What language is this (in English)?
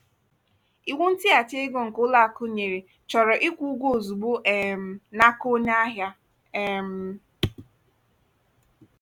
Igbo